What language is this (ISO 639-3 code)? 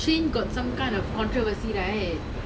eng